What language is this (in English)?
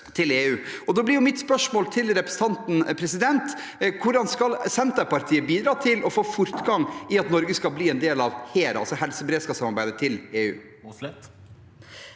Norwegian